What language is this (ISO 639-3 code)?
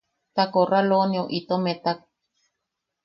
yaq